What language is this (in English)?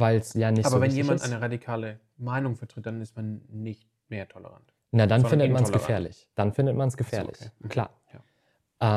German